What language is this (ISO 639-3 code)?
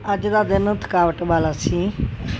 pan